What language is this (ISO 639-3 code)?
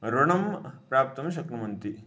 san